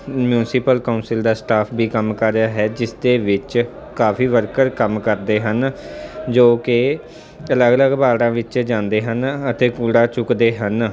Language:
Punjabi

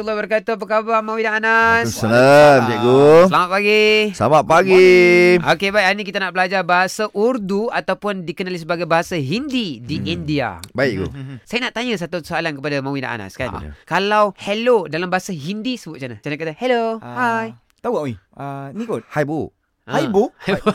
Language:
Malay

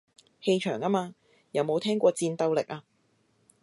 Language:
Cantonese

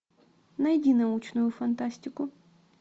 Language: Russian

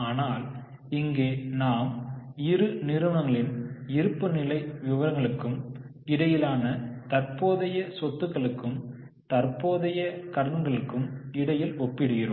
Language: Tamil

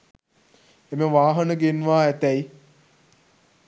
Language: Sinhala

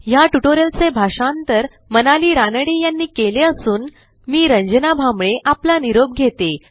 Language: Marathi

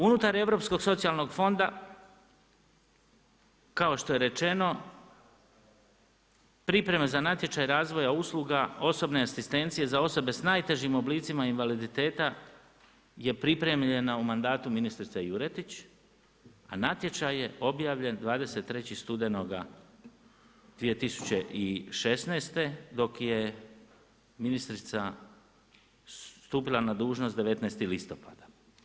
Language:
Croatian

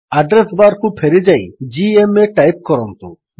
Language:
Odia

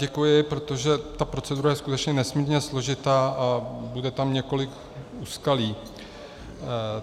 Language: Czech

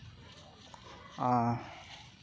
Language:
Santali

